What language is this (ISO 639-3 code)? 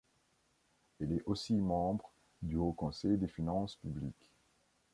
fra